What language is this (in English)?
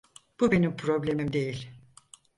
Turkish